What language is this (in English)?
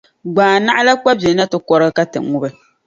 Dagbani